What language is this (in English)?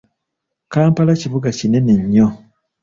Ganda